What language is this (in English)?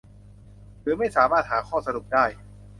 Thai